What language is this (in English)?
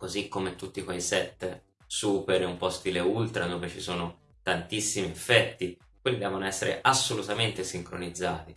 Italian